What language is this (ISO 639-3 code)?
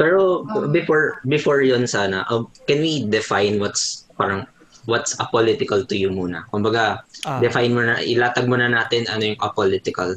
fil